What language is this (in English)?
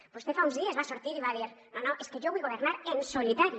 Catalan